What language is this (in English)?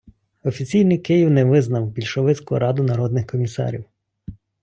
Ukrainian